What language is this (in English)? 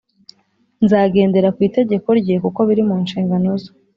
Kinyarwanda